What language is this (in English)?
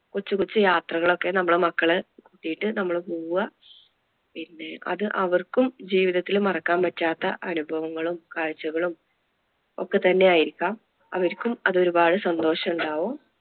Malayalam